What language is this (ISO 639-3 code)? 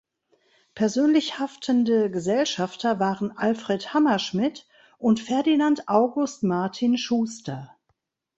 deu